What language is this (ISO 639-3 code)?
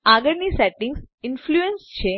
guj